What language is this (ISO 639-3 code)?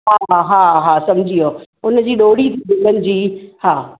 snd